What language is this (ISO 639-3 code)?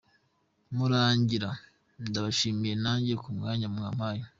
kin